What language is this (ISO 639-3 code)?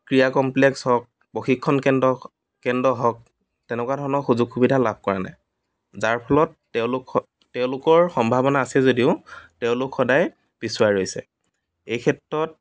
asm